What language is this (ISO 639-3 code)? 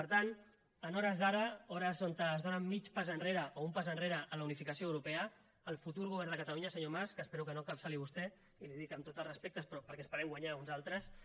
cat